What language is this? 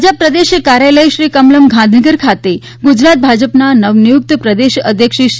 Gujarati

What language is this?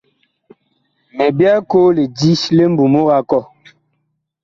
Bakoko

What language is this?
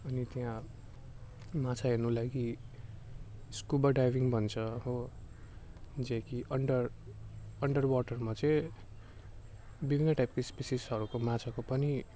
Nepali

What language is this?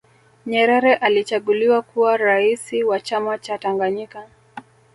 Swahili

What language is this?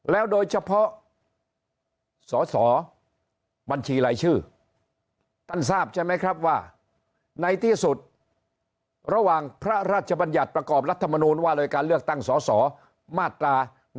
Thai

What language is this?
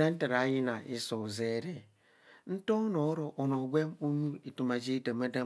Kohumono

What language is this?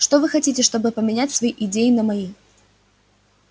Russian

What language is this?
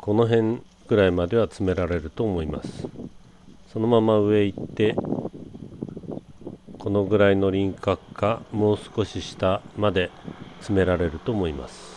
Japanese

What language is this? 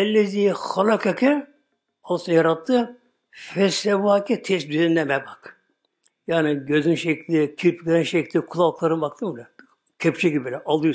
Turkish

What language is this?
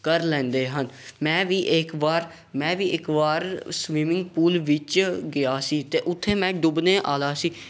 Punjabi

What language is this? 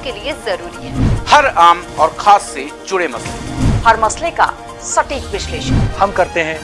Hindi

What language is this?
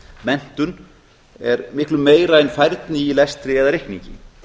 Icelandic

